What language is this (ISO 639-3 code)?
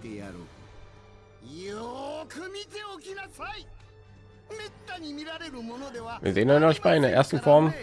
deu